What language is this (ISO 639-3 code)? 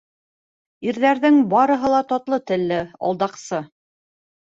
bak